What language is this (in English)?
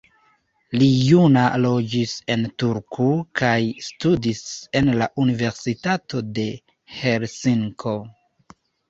Esperanto